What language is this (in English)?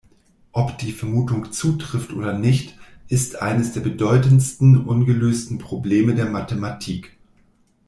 German